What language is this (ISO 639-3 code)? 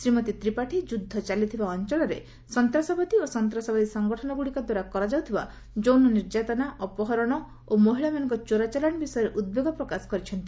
ori